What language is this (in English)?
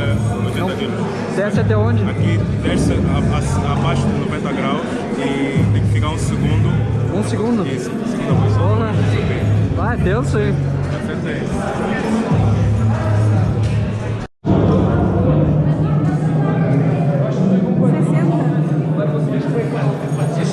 Portuguese